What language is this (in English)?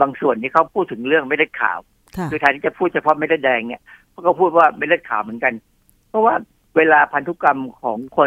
Thai